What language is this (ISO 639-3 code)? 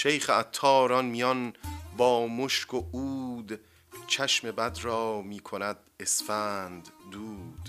fas